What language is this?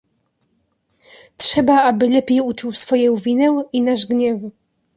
Polish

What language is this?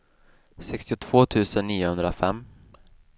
Swedish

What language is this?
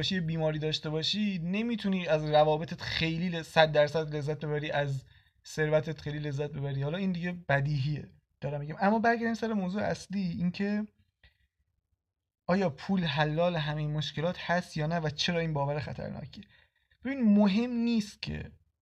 Persian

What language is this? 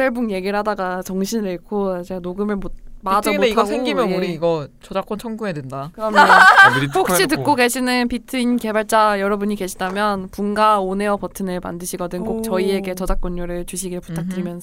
Korean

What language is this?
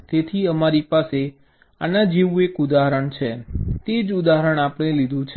Gujarati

